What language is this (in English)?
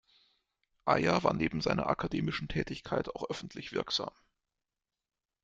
German